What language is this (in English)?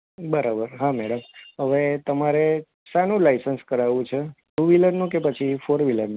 Gujarati